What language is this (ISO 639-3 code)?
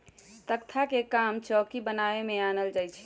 mag